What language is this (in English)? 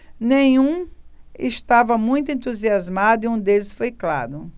Portuguese